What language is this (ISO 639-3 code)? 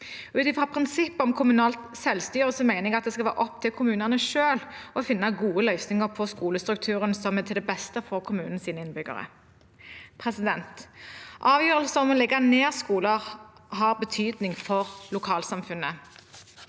nor